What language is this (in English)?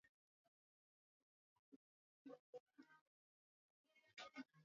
Swahili